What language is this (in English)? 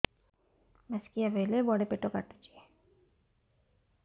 Odia